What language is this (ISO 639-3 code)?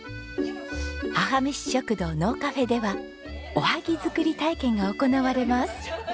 jpn